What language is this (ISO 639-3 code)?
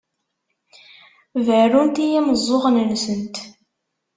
kab